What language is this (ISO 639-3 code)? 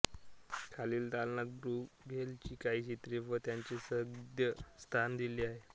mar